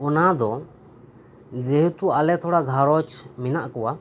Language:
Santali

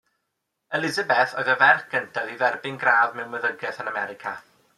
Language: Welsh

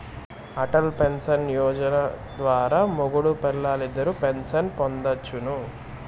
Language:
Telugu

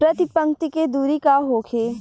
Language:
Bhojpuri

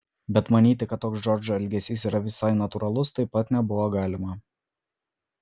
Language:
Lithuanian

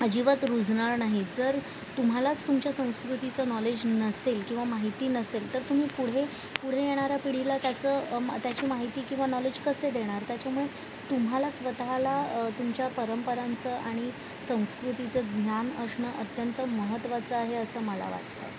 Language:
Marathi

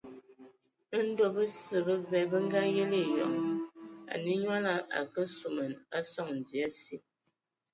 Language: Ewondo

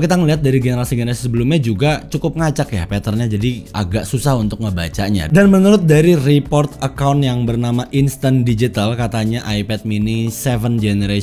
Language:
Indonesian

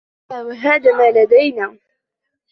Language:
Arabic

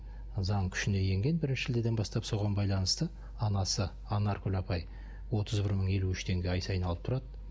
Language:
Kazakh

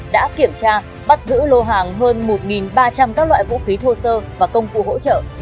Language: Vietnamese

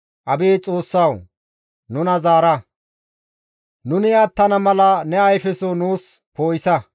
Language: Gamo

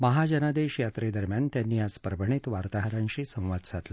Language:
Marathi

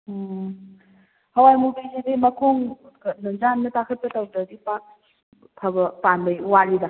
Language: Manipuri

